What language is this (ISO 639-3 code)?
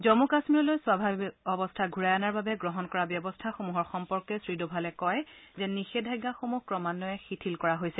asm